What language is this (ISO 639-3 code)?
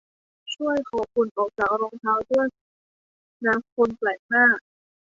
tha